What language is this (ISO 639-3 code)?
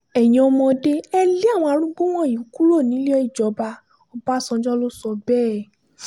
yor